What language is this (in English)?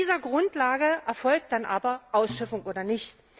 German